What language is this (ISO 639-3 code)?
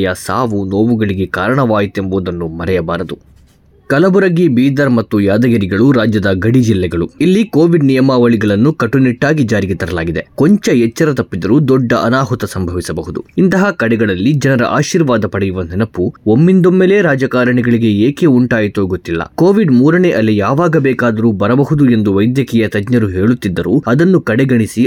kan